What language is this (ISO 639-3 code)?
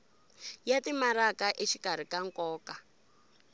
tso